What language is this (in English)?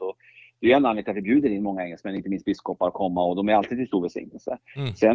Swedish